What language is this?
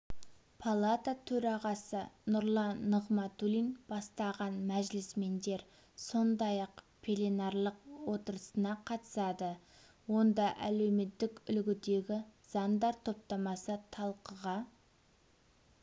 Kazakh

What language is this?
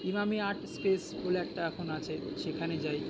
Bangla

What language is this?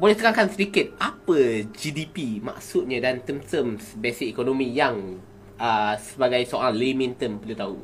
Malay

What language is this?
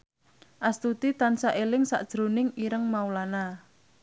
Javanese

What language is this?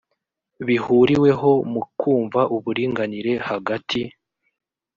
Kinyarwanda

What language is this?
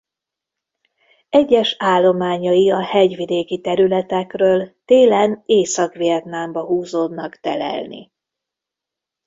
Hungarian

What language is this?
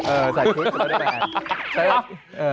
Thai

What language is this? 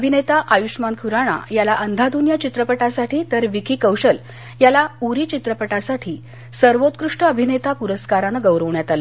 Marathi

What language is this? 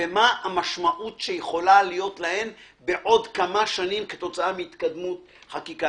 Hebrew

